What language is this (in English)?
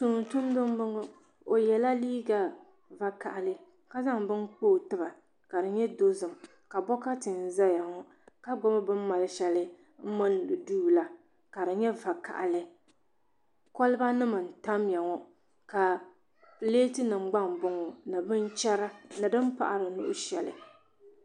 Dagbani